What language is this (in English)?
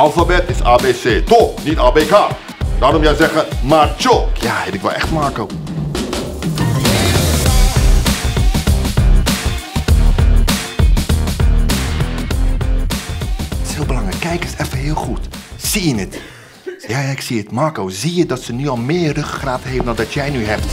Dutch